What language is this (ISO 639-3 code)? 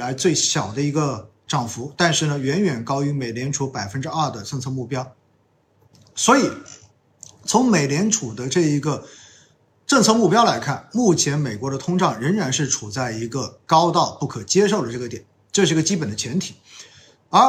zho